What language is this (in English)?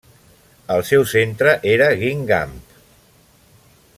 Catalan